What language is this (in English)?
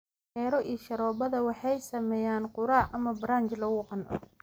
Somali